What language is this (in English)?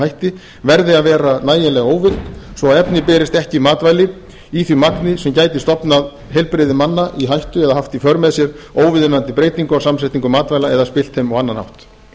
Icelandic